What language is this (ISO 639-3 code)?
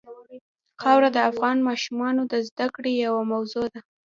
pus